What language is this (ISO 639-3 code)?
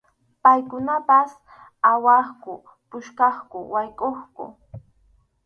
qxu